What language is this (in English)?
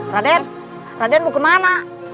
Indonesian